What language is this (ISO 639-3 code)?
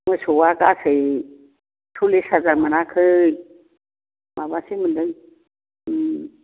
brx